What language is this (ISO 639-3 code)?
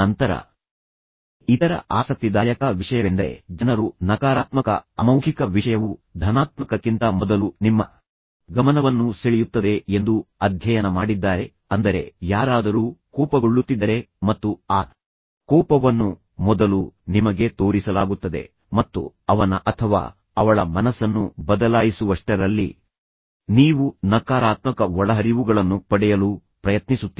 kan